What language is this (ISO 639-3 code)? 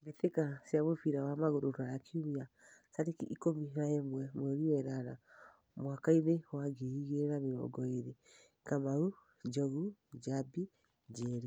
kik